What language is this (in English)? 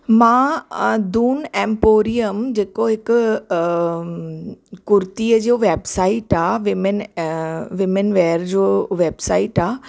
Sindhi